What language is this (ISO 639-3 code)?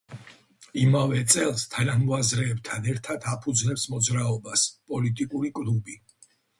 kat